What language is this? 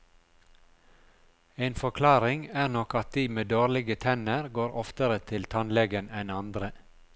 Norwegian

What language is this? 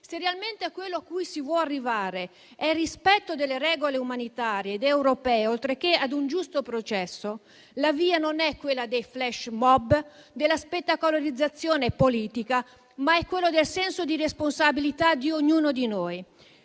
Italian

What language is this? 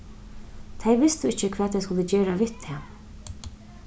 Faroese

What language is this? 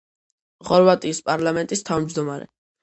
Georgian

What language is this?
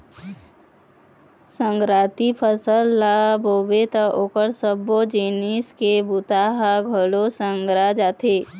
Chhattisgarhi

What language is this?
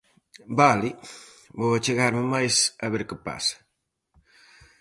Galician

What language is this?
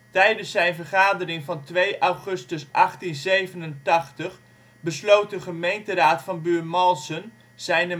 Dutch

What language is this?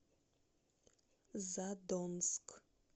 Russian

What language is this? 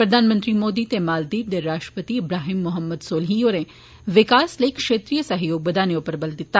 Dogri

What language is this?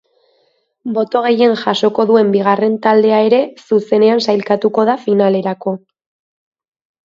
Basque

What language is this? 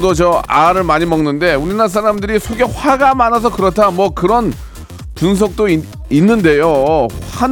Korean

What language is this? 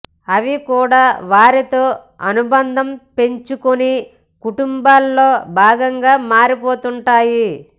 Telugu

